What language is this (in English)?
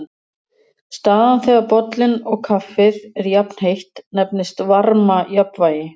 Icelandic